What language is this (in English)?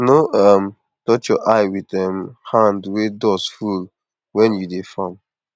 Nigerian Pidgin